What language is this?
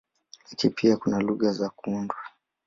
Swahili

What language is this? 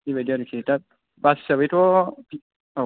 Bodo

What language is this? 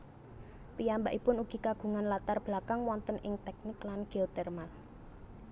Javanese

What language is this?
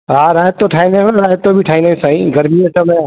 Sindhi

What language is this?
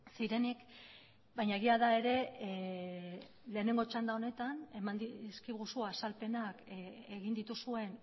Basque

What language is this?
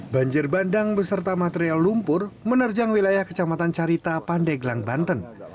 Indonesian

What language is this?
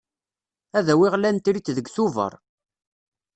Kabyle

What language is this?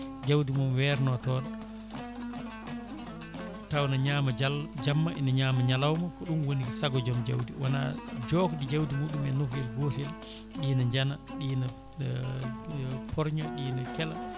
Fula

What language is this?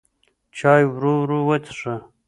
Pashto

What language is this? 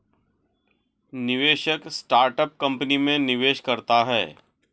Hindi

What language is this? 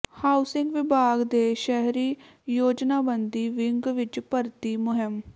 Punjabi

